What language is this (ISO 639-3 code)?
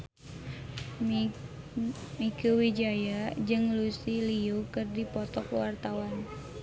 sun